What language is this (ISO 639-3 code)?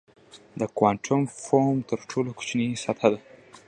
pus